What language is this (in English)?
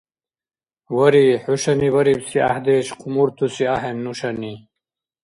Dargwa